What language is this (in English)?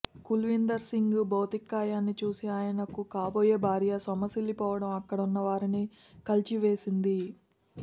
Telugu